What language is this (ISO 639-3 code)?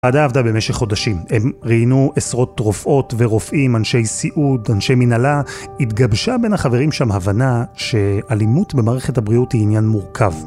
heb